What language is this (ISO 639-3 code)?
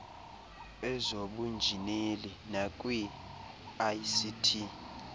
xho